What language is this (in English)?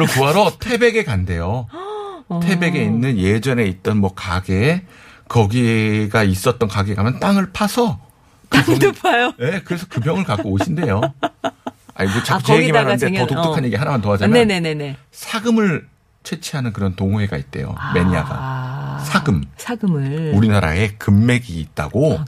Korean